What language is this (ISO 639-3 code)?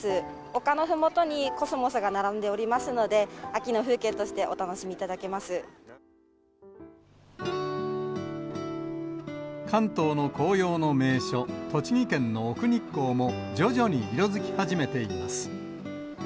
jpn